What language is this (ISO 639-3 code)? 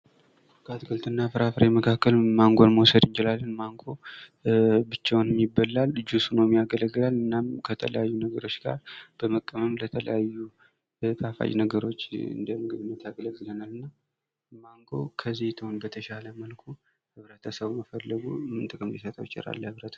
amh